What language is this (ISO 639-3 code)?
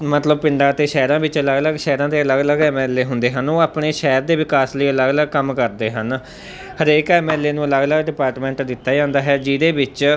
pan